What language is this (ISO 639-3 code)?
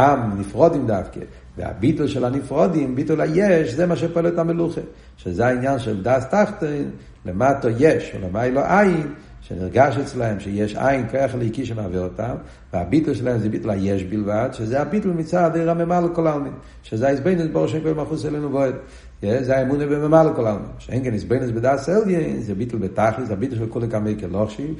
heb